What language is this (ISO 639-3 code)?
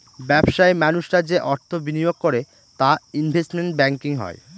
ben